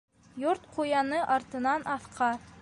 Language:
Bashkir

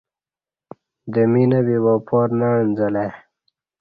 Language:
Kati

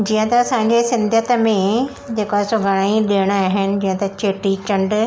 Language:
Sindhi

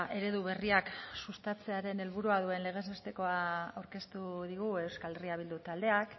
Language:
Basque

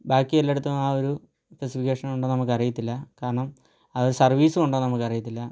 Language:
Malayalam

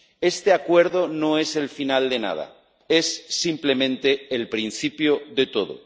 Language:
Spanish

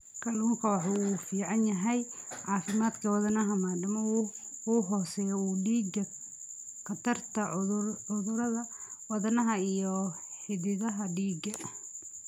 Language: Somali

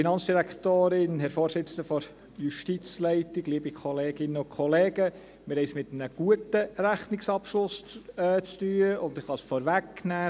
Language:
Swiss German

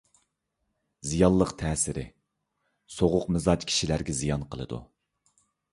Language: Uyghur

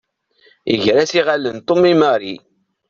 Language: Kabyle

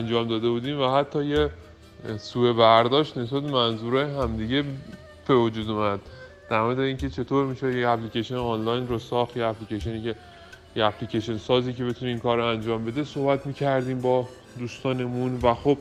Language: Persian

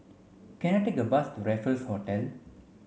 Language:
English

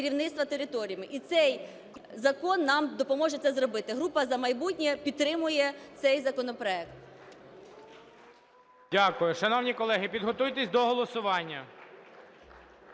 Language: Ukrainian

